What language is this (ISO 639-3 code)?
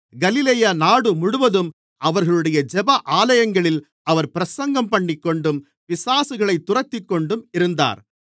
tam